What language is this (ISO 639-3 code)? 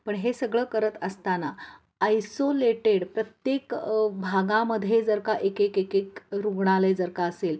mar